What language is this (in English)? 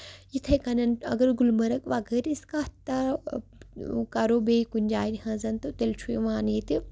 Kashmiri